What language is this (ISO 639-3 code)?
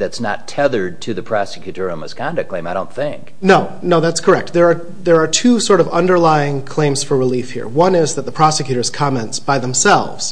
eng